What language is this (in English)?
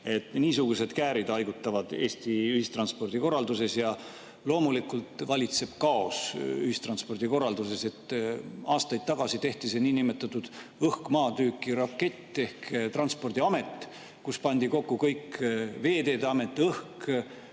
Estonian